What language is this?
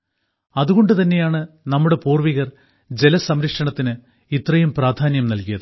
Malayalam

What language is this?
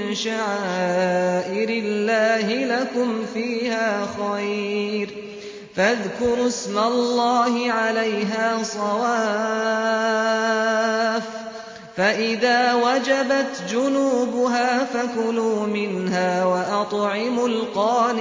Arabic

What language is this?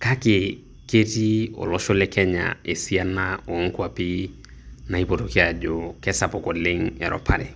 Masai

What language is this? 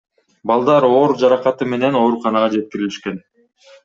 Kyrgyz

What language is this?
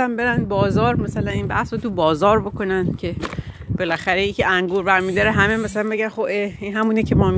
Persian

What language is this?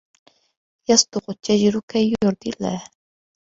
Arabic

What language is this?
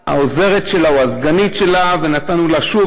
Hebrew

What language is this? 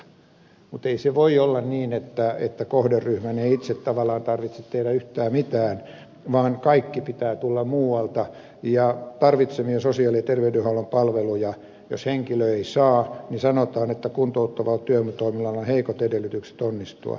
Finnish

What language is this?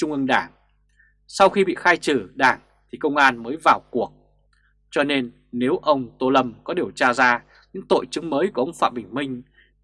Vietnamese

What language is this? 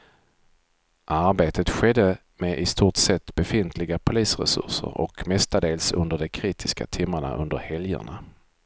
Swedish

